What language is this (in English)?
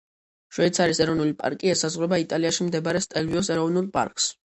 Georgian